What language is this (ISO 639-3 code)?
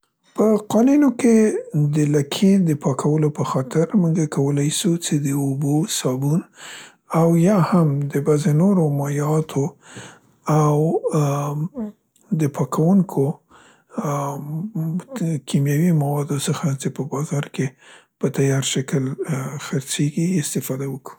pst